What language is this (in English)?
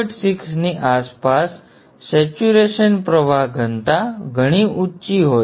Gujarati